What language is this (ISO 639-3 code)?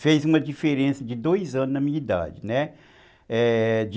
por